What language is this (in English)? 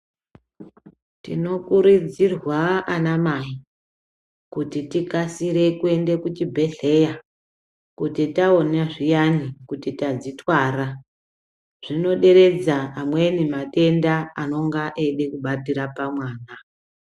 Ndau